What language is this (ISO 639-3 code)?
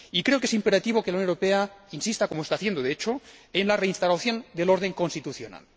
spa